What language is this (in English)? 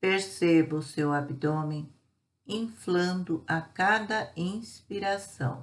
Portuguese